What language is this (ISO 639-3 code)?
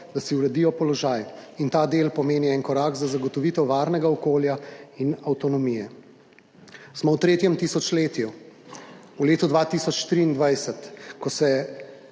slv